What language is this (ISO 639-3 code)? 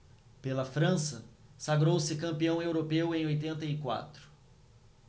por